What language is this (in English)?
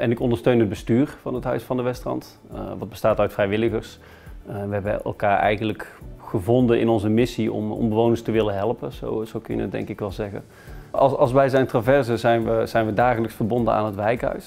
Dutch